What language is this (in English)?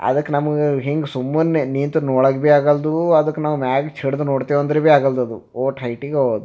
Kannada